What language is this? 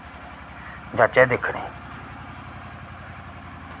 Dogri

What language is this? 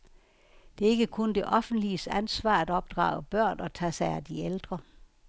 Danish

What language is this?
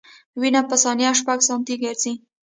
Pashto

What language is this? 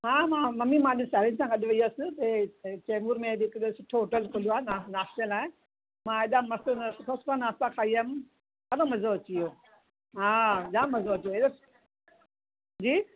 Sindhi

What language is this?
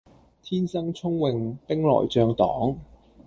Cantonese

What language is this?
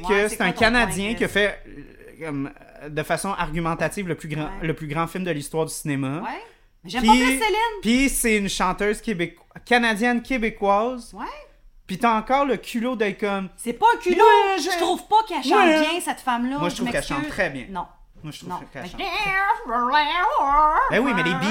French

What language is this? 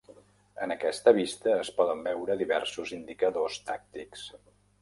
Catalan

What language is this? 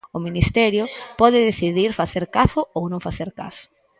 Galician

